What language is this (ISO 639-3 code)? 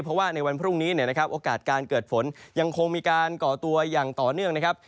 tha